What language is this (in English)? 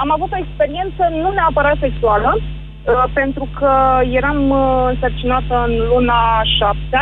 Romanian